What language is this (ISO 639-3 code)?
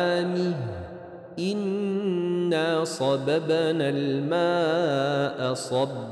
ara